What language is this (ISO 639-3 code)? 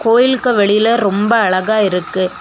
tam